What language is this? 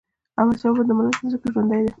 Pashto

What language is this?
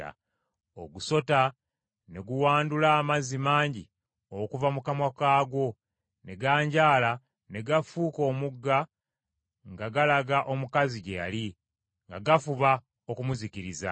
Ganda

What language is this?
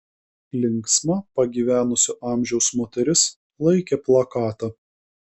Lithuanian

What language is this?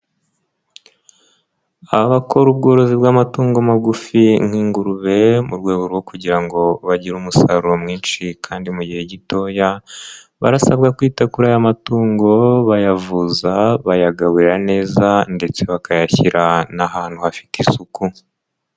Kinyarwanda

